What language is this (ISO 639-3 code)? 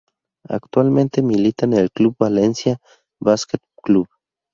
spa